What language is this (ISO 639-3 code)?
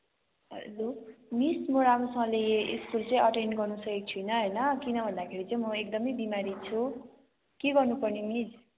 nep